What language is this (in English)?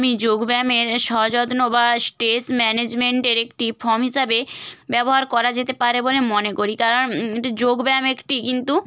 Bangla